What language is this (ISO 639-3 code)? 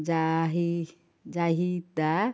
ori